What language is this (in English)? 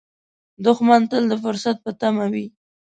Pashto